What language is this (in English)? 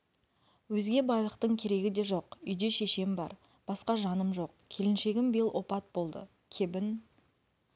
Kazakh